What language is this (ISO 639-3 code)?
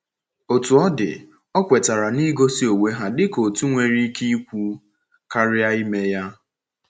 ibo